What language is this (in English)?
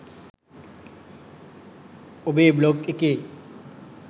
Sinhala